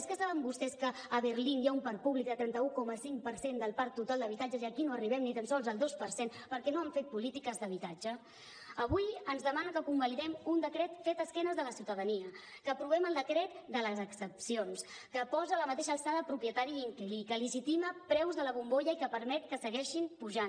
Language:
Catalan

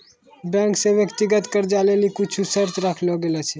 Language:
Maithili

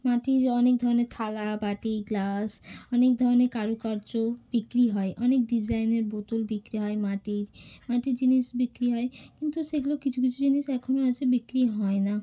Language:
Bangla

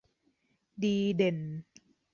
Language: Thai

